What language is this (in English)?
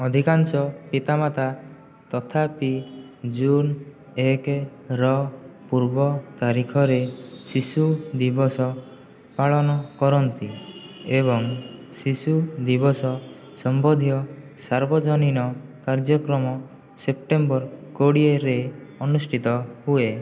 Odia